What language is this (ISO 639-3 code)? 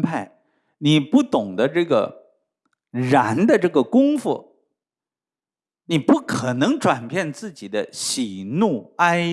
zho